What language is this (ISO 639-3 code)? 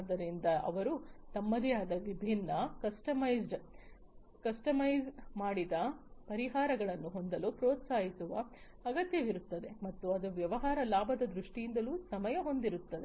kan